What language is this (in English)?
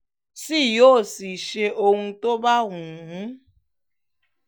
Yoruba